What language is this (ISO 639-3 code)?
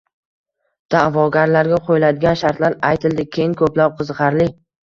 uzb